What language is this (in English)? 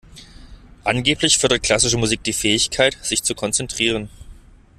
German